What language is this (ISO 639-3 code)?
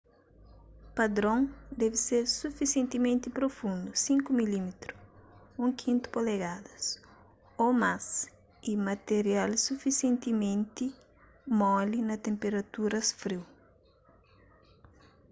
kea